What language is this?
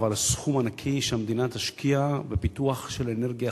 Hebrew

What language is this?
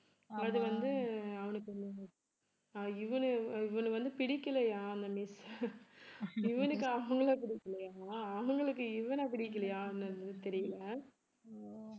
Tamil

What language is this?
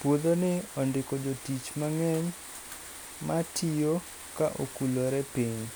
Luo (Kenya and Tanzania)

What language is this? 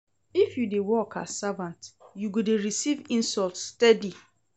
Nigerian Pidgin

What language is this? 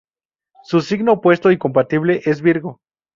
Spanish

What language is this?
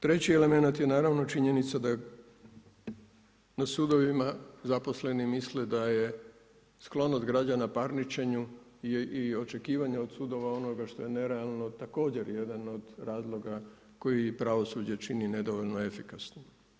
Croatian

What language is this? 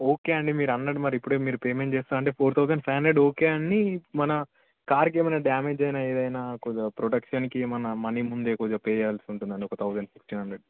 Telugu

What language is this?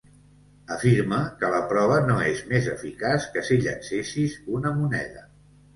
Catalan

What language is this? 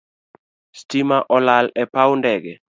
Luo (Kenya and Tanzania)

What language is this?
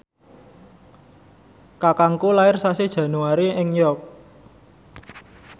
Javanese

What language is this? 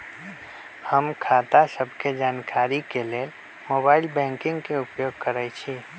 Magahi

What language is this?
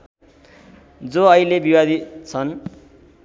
Nepali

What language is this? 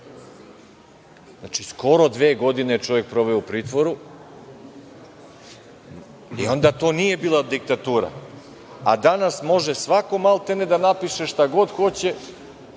Serbian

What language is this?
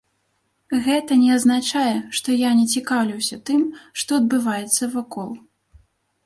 Belarusian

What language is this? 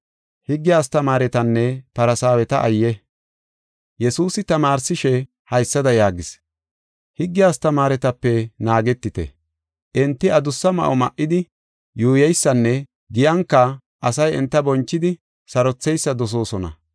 Gofa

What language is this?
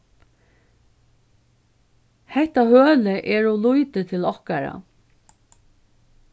Faroese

